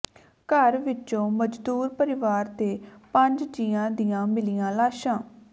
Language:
Punjabi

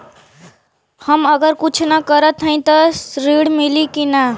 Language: Bhojpuri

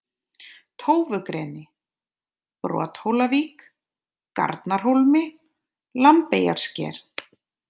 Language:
Icelandic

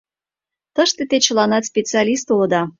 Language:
Mari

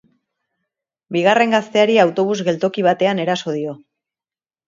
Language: Basque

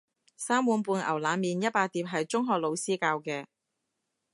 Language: Cantonese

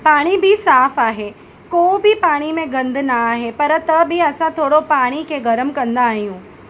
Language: Sindhi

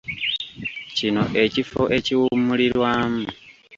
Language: Ganda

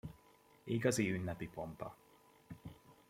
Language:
Hungarian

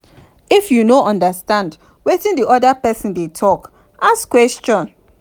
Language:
Nigerian Pidgin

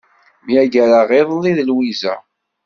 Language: Kabyle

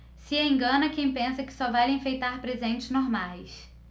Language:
Portuguese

